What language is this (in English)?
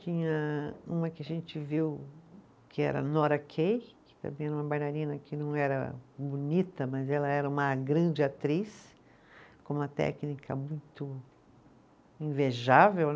Portuguese